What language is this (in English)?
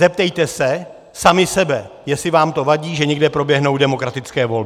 Czech